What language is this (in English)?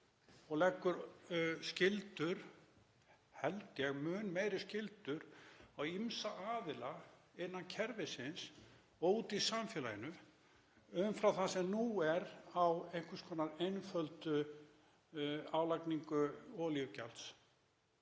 Icelandic